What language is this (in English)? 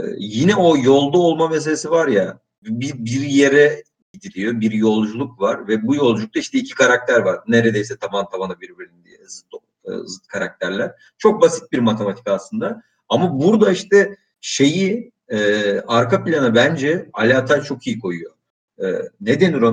Turkish